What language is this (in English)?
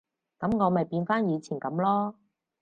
Cantonese